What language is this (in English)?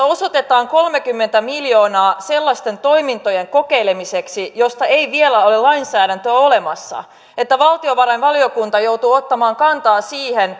Finnish